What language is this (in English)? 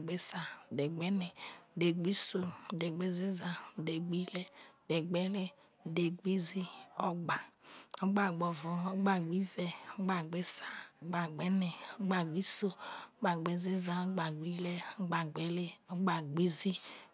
Isoko